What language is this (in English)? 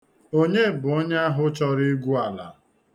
Igbo